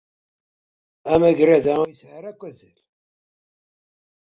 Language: Kabyle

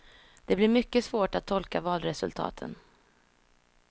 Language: Swedish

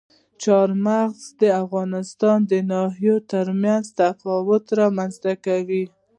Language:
Pashto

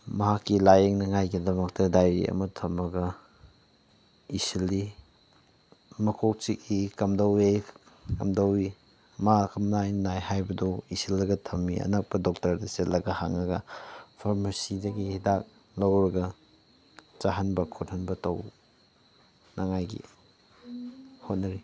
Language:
Manipuri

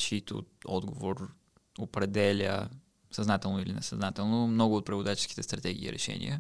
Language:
Bulgarian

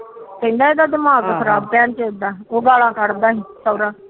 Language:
Punjabi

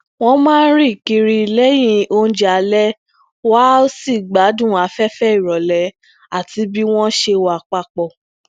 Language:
Yoruba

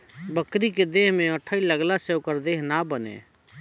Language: Bhojpuri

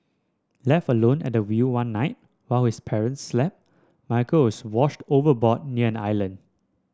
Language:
English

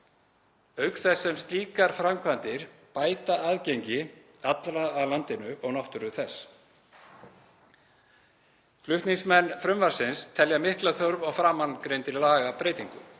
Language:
Icelandic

